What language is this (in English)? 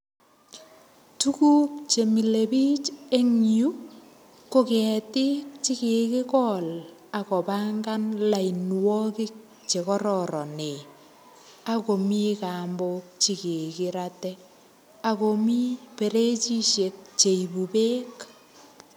Kalenjin